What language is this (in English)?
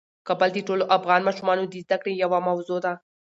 Pashto